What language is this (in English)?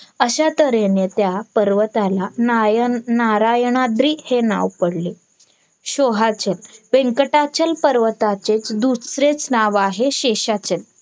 Marathi